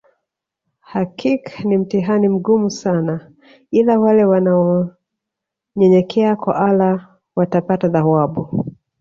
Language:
Swahili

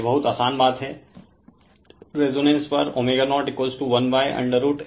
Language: Hindi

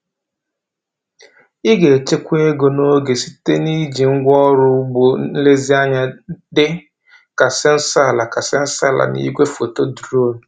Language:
Igbo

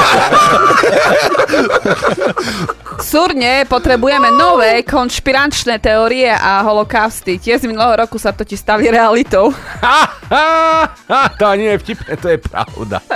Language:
Slovak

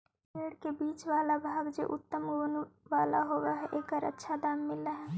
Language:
Magahi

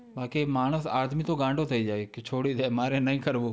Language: Gujarati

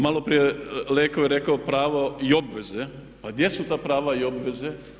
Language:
Croatian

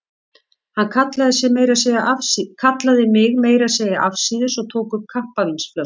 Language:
Icelandic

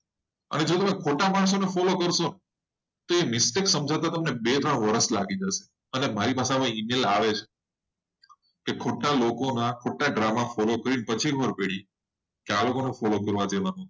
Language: Gujarati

